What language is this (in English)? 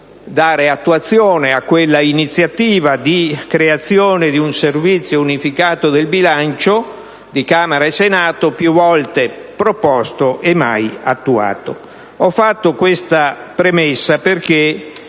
Italian